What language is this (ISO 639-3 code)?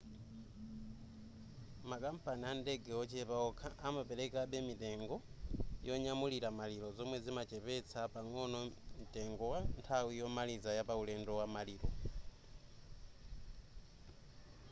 nya